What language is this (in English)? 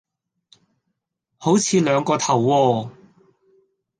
Cantonese